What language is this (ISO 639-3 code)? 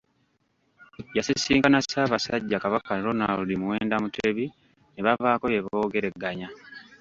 lug